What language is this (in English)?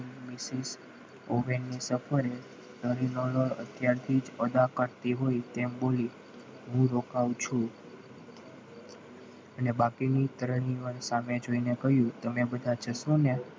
Gujarati